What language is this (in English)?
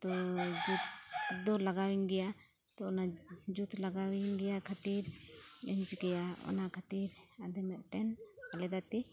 Santali